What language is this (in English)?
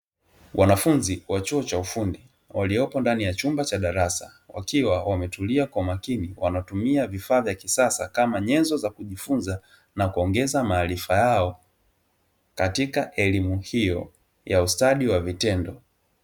Swahili